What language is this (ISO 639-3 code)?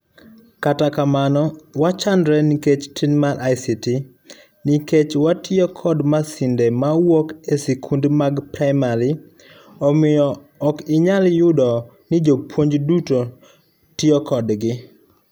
luo